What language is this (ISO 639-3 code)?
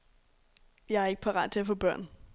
dan